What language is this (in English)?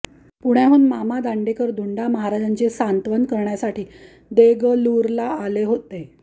Marathi